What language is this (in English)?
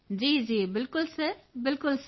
Punjabi